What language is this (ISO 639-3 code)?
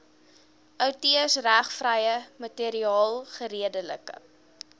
afr